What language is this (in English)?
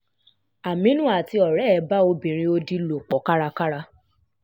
Yoruba